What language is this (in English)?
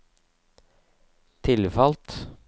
Norwegian